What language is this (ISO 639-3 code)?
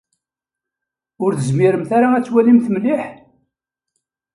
kab